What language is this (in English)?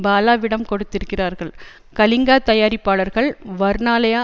Tamil